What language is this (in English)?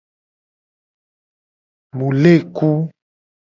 Gen